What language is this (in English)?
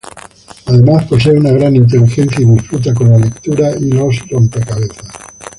Spanish